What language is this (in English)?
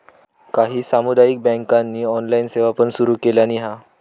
Marathi